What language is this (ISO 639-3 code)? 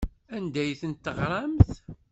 kab